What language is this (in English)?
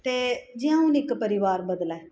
Dogri